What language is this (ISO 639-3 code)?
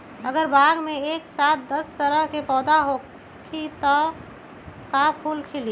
mag